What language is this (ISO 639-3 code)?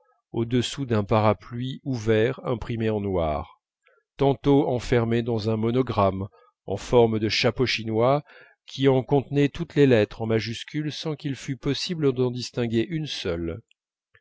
fra